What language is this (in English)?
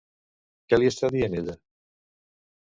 Catalan